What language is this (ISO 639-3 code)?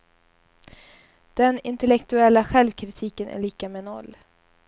swe